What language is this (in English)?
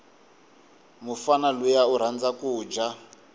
Tsonga